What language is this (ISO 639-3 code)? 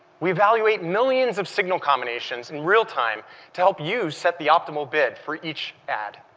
eng